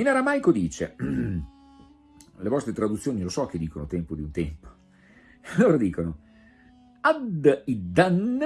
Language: Italian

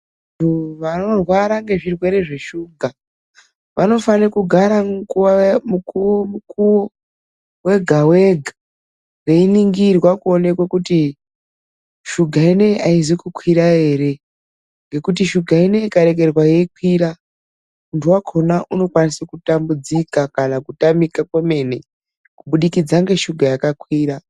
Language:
Ndau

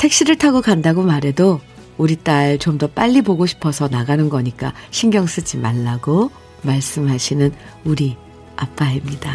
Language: Korean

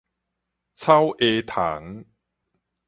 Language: Min Nan Chinese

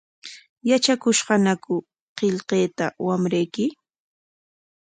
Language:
Corongo Ancash Quechua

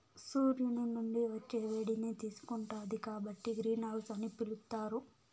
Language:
Telugu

